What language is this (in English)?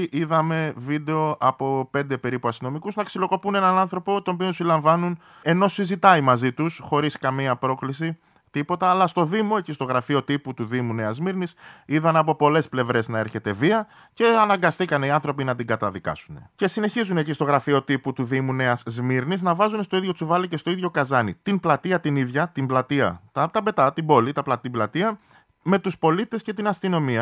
Greek